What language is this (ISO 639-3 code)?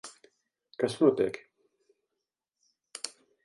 lav